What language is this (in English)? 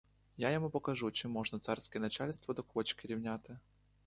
Ukrainian